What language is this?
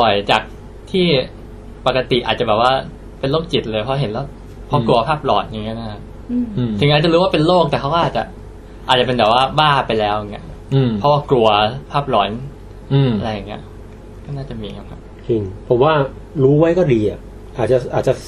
Thai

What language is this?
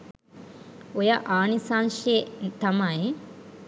Sinhala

